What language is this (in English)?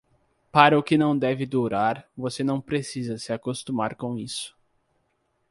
Portuguese